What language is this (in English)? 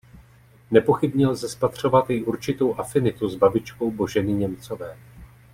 Czech